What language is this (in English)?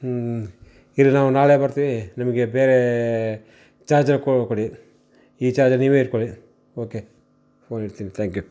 Kannada